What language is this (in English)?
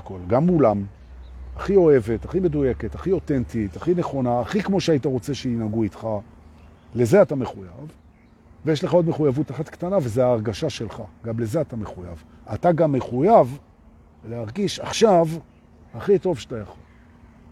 Hebrew